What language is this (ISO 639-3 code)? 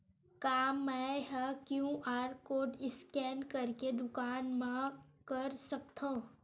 hne